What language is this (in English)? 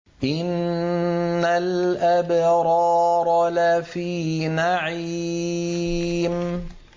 Arabic